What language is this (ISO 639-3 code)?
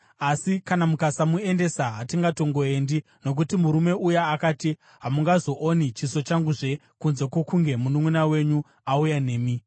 sna